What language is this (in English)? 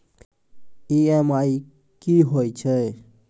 Maithili